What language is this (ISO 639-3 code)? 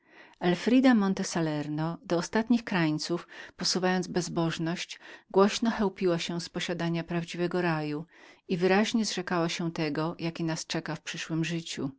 pol